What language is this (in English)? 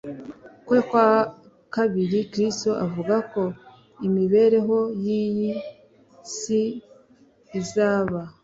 Kinyarwanda